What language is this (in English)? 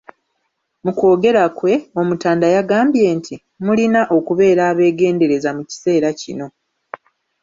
Ganda